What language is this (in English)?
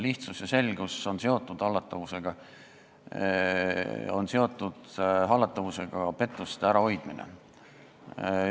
Estonian